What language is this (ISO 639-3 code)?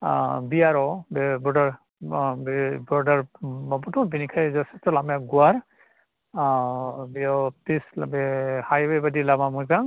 brx